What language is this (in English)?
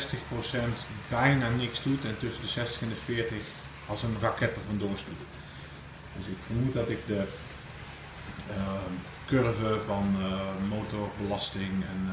Dutch